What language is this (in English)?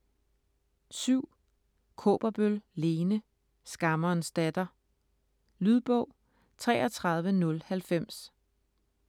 Danish